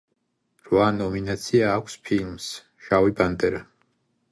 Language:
Georgian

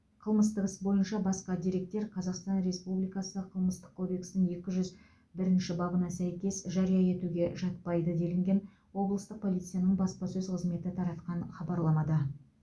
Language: Kazakh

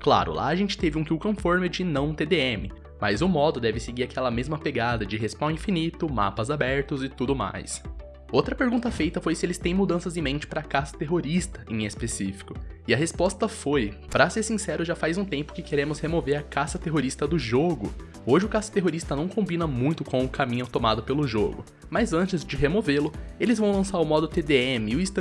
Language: Portuguese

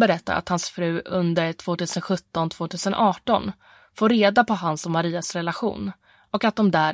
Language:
Swedish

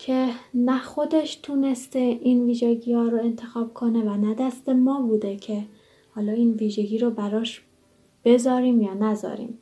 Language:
Persian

